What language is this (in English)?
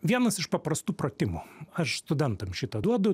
Lithuanian